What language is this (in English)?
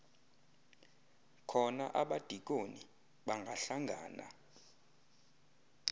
Xhosa